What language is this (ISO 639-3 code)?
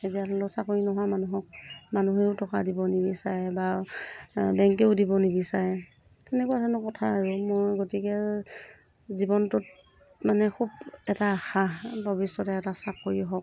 asm